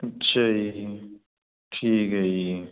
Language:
Punjabi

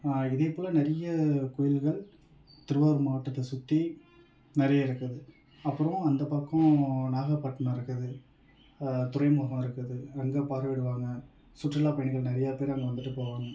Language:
Tamil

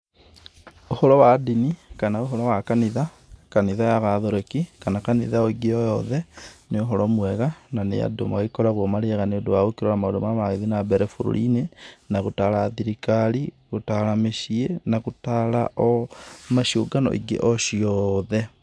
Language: Kikuyu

